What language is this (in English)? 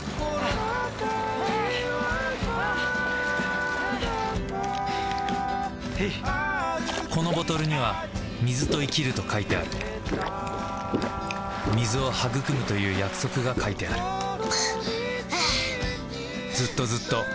Japanese